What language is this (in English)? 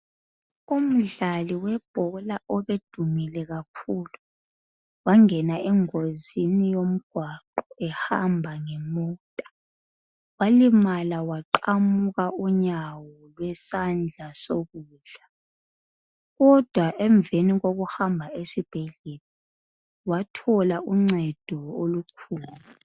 North Ndebele